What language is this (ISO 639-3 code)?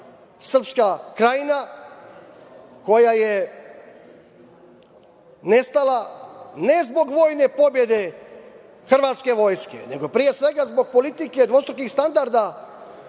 srp